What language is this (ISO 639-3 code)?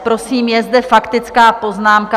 ces